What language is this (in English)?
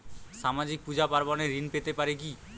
Bangla